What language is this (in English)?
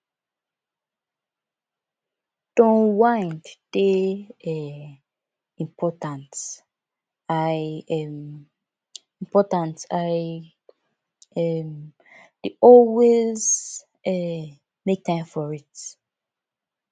Nigerian Pidgin